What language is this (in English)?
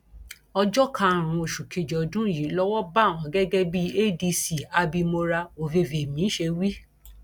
Yoruba